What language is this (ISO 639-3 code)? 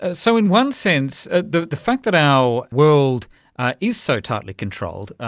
eng